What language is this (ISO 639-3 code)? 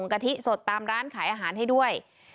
tha